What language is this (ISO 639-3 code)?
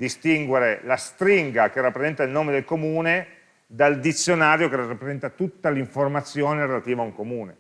ita